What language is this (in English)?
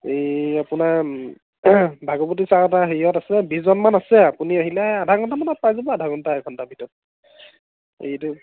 Assamese